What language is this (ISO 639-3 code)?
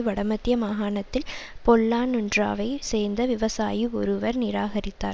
tam